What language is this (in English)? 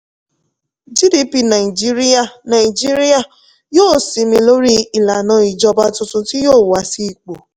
Yoruba